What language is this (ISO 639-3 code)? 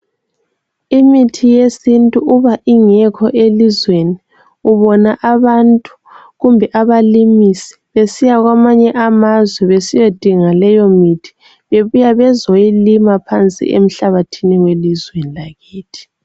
nde